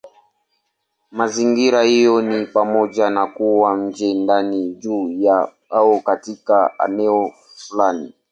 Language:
Swahili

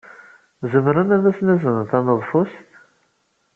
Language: Kabyle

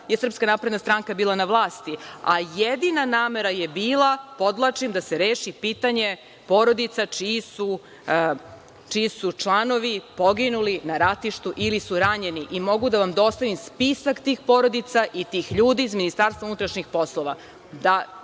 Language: Serbian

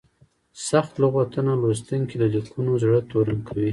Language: Pashto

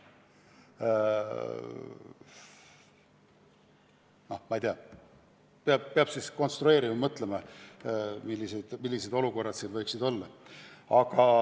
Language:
Estonian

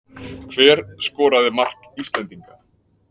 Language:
Icelandic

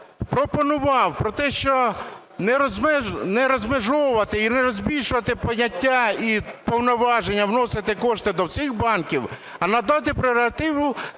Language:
Ukrainian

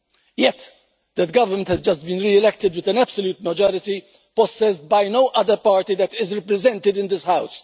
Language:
English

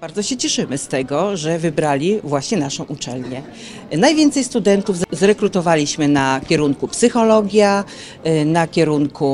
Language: Polish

